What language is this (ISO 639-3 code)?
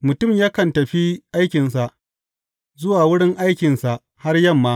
hau